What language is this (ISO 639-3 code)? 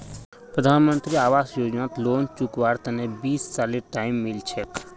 mag